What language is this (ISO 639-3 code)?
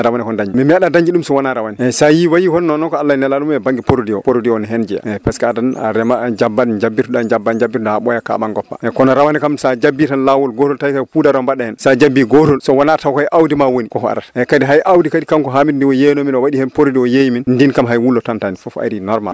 ful